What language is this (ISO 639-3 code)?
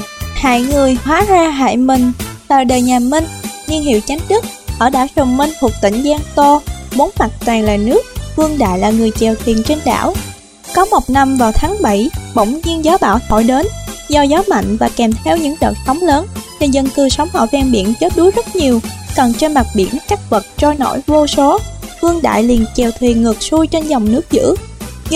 vie